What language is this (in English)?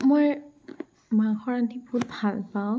Assamese